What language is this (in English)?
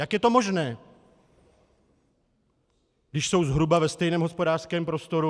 Czech